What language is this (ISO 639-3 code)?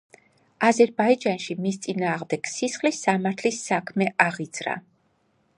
kat